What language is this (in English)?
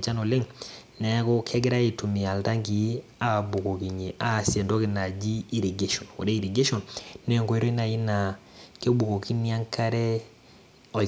Masai